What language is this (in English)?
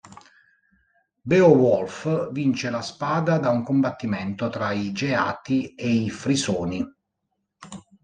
Italian